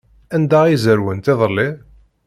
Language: Kabyle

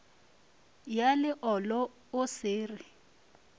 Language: Northern Sotho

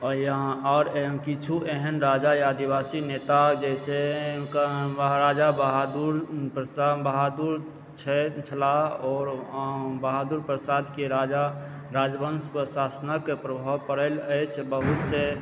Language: Maithili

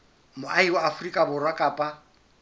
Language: Southern Sotho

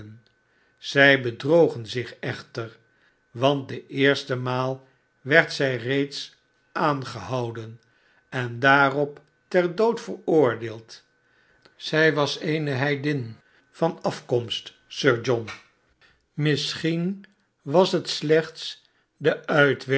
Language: Dutch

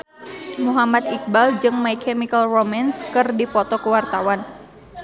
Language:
Sundanese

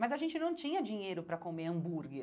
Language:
Portuguese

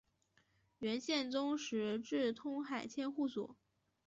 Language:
Chinese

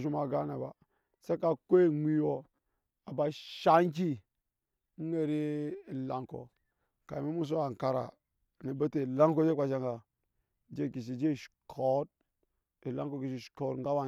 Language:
Nyankpa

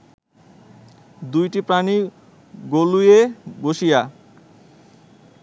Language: Bangla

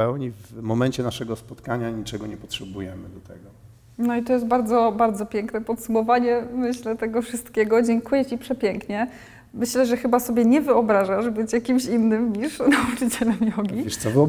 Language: Polish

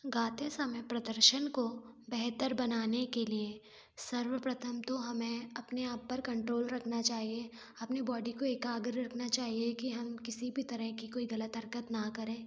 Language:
Hindi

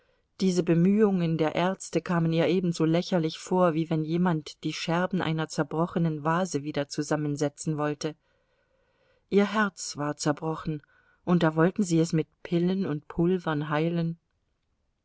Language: German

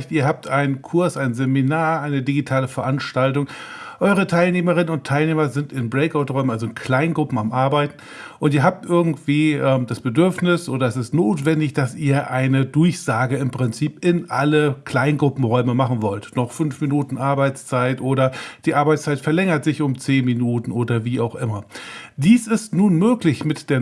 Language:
German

